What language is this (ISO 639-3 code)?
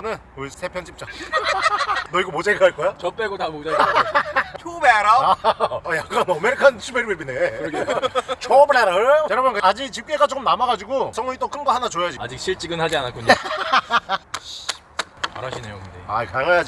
kor